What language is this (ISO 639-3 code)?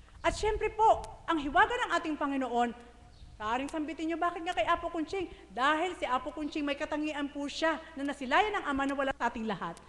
fil